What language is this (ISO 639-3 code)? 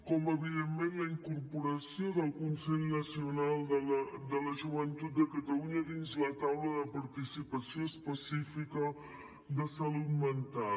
cat